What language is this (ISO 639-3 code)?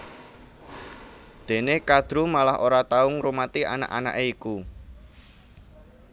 jav